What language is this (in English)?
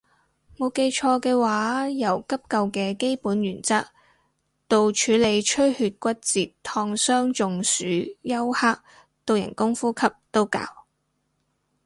Cantonese